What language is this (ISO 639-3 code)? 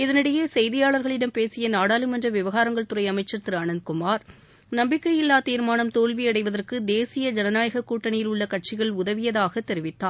tam